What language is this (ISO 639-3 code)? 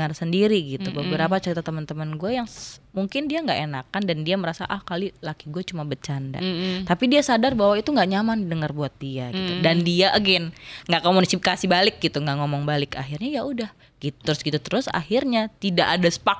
ind